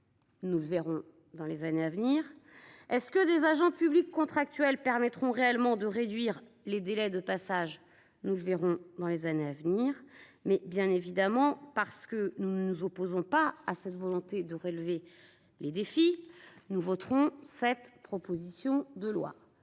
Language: French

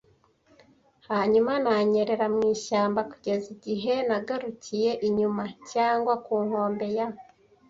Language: Kinyarwanda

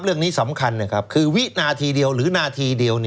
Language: Thai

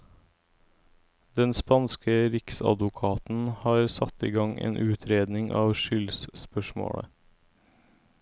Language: Norwegian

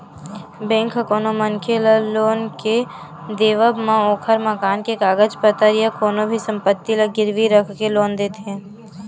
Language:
Chhattisgarhi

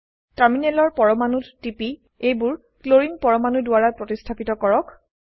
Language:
Assamese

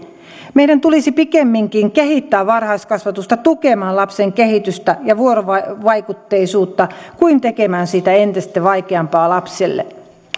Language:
Finnish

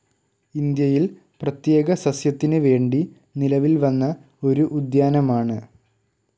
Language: Malayalam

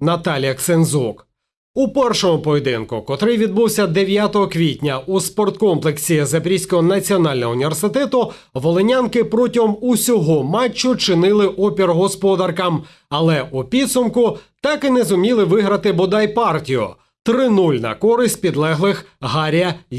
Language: Ukrainian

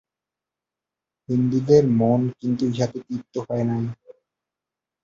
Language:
Bangla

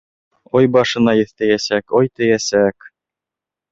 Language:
Bashkir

